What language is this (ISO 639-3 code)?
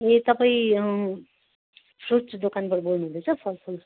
nep